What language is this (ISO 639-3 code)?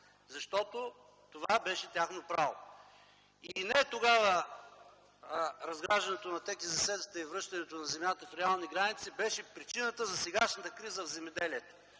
bul